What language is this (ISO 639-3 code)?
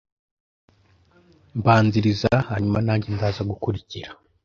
kin